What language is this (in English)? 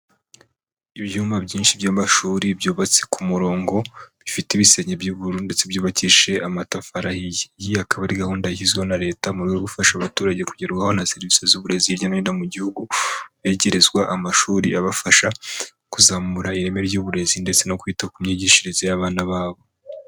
Kinyarwanda